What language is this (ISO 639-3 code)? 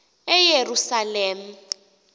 xho